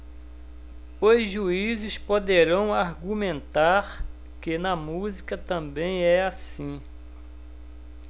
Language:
Portuguese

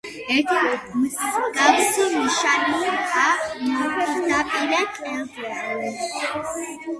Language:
Georgian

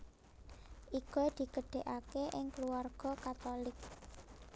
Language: Javanese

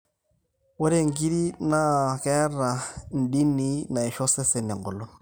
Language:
Masai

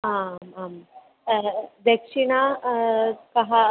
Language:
Sanskrit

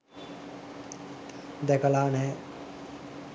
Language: Sinhala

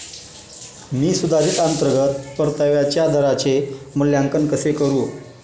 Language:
Marathi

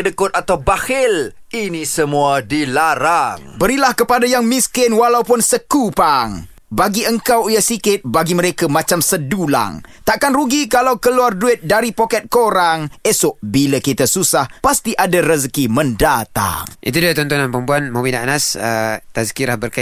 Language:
Malay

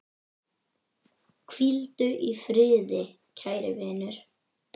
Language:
Icelandic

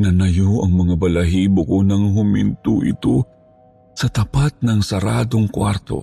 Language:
Filipino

